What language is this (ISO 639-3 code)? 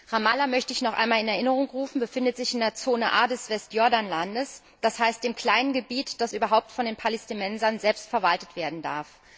deu